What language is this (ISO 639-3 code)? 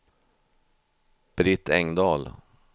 swe